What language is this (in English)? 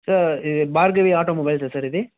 Telugu